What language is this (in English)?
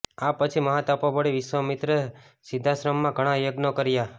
Gujarati